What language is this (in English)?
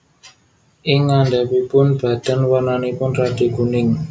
Javanese